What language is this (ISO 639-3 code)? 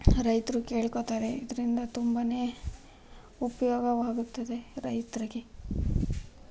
kan